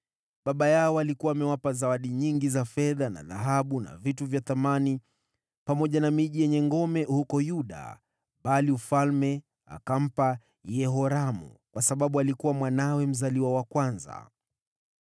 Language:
Swahili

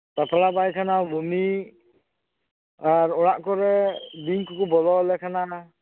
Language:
Santali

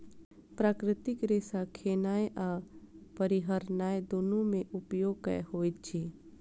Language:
Maithili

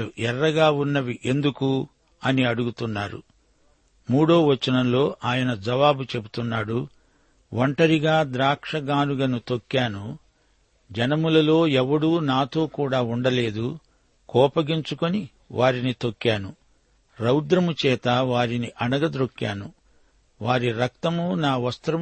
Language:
Telugu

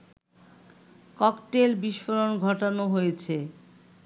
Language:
Bangla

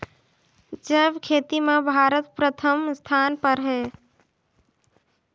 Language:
Chhattisgarhi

